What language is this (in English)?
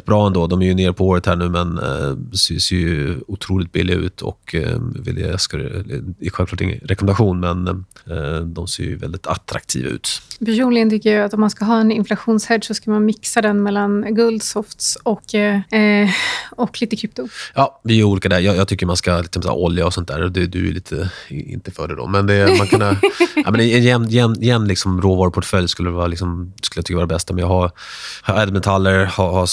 Swedish